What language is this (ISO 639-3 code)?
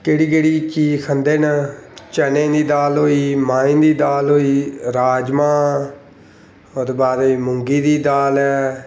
doi